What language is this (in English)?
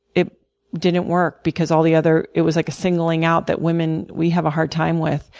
English